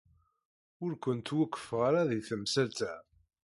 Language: Kabyle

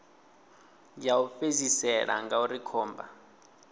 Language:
Venda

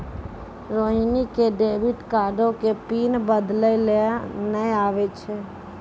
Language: Maithili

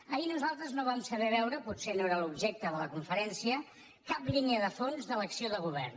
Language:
Catalan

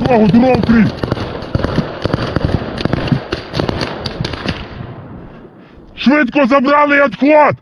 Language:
Russian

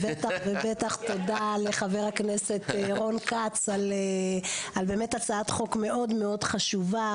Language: Hebrew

